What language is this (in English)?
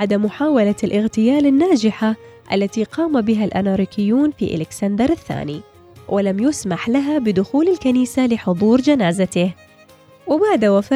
Arabic